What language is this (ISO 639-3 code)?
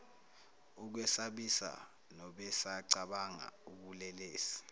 zul